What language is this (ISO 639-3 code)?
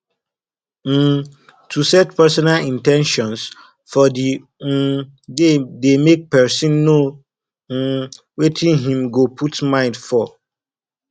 pcm